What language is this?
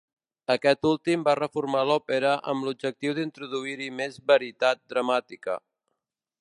Catalan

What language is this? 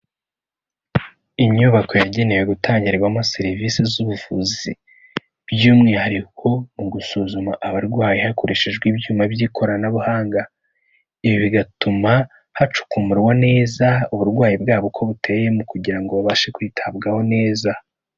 Kinyarwanda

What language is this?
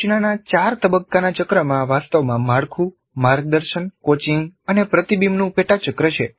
Gujarati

